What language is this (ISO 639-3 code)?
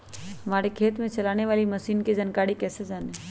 mag